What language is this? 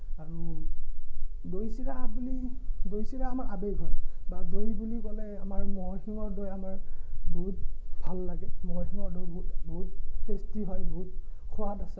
Assamese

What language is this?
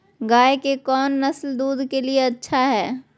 Magahi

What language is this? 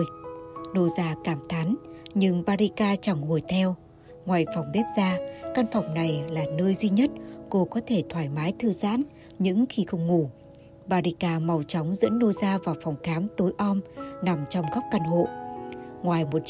Vietnamese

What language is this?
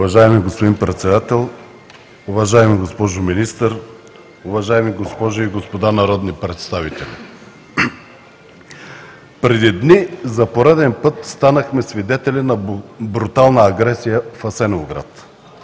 Bulgarian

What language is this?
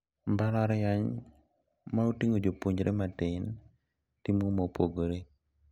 Luo (Kenya and Tanzania)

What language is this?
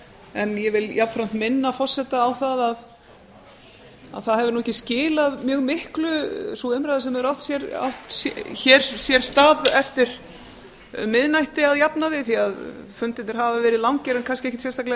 Icelandic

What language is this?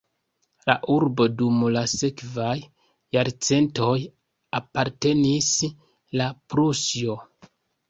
Esperanto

